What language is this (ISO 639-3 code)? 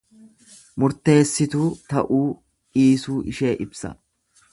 orm